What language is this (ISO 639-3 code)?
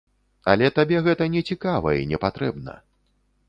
bel